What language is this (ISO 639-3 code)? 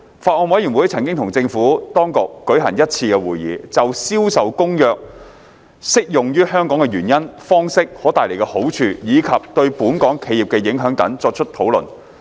yue